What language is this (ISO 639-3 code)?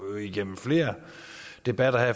dan